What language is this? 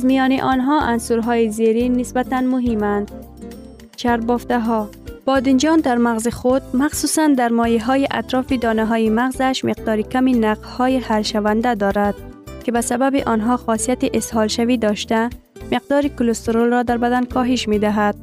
Persian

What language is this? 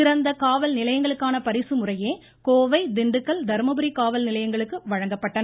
Tamil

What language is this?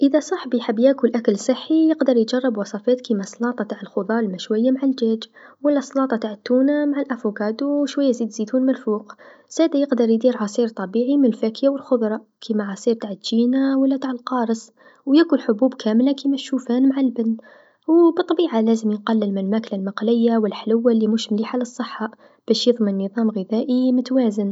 Tunisian Arabic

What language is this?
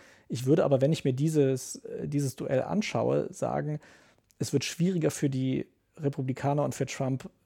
German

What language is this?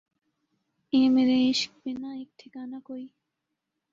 Urdu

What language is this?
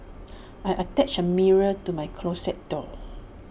English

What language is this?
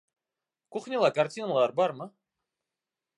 Bashkir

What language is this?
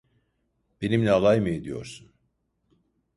Turkish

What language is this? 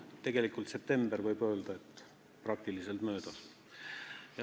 Estonian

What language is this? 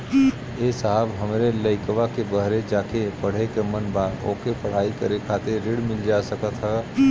Bhojpuri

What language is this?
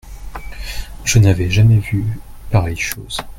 French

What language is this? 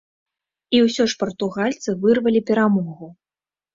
Belarusian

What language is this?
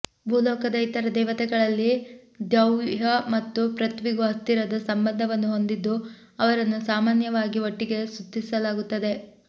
Kannada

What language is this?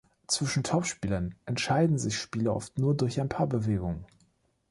German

